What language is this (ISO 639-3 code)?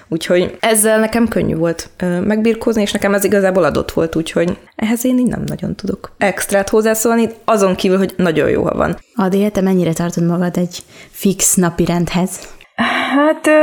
hun